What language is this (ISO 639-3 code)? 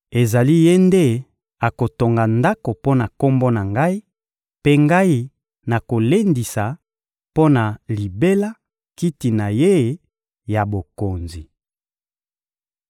lin